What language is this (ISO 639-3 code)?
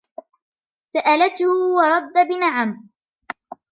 ara